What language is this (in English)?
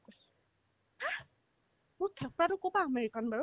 Assamese